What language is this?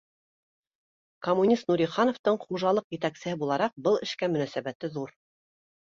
Bashkir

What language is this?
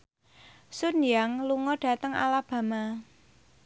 Javanese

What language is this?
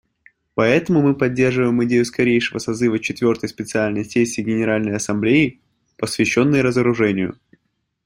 Russian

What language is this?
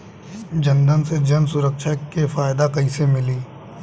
Bhojpuri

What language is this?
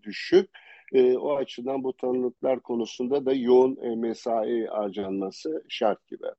Turkish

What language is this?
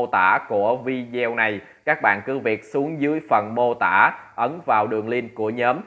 Vietnamese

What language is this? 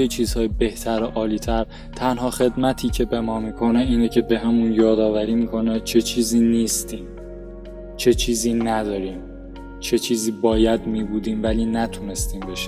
Persian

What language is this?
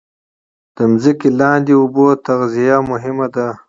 Pashto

